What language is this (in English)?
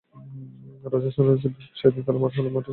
Bangla